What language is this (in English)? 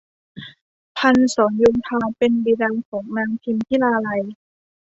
Thai